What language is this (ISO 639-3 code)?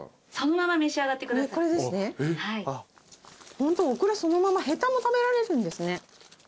jpn